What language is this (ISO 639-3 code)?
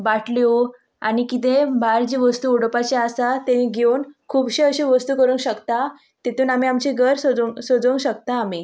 kok